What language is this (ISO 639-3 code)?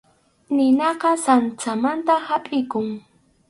qxu